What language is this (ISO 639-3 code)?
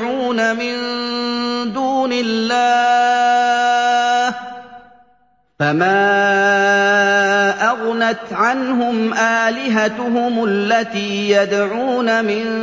ara